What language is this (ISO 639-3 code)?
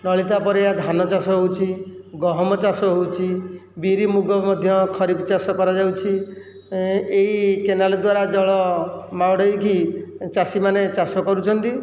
ori